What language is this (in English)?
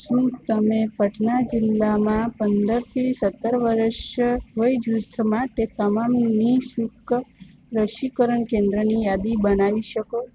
Gujarati